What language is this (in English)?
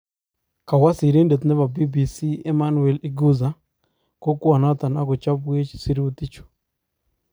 Kalenjin